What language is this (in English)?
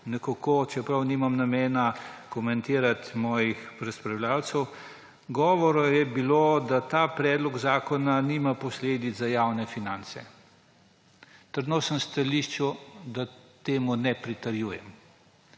Slovenian